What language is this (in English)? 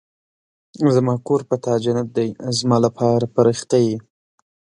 Pashto